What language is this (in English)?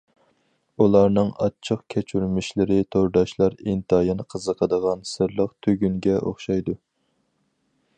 Uyghur